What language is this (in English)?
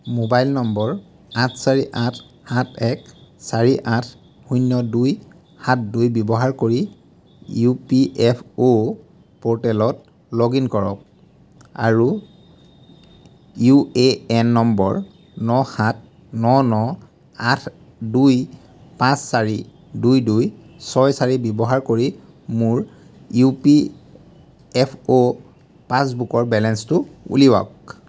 Assamese